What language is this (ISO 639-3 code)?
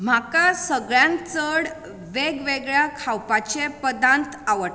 kok